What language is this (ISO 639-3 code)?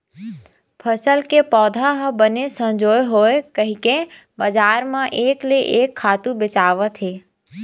hne